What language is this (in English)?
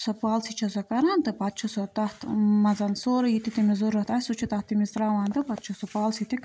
Kashmiri